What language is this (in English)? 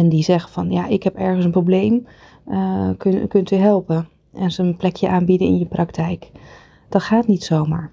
Dutch